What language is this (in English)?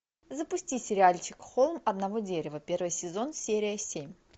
Russian